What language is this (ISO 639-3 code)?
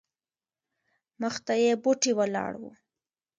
pus